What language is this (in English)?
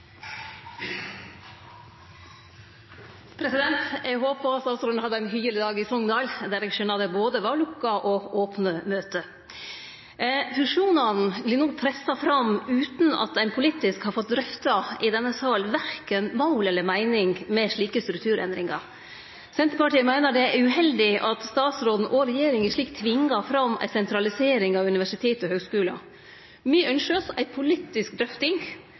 Norwegian Nynorsk